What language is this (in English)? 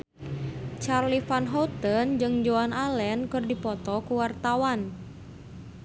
Sundanese